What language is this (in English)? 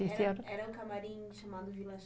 Portuguese